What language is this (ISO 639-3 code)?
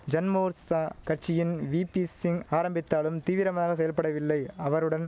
tam